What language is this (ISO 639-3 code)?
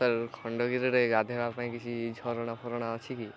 ori